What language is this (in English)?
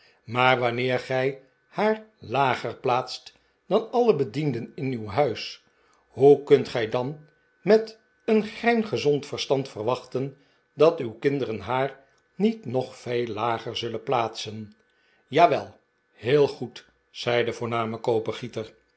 Dutch